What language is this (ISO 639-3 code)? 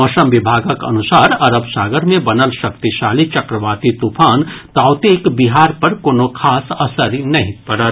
mai